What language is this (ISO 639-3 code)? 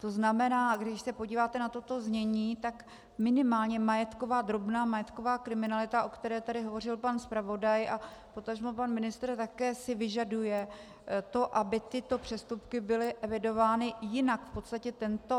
ces